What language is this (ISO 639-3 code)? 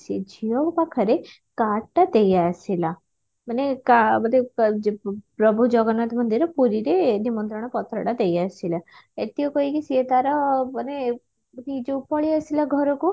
ori